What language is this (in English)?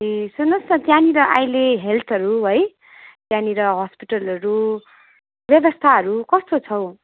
Nepali